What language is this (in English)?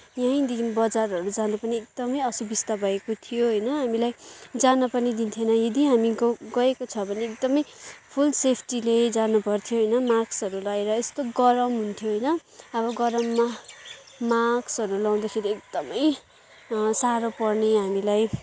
Nepali